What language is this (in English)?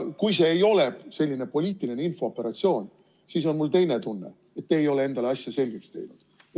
Estonian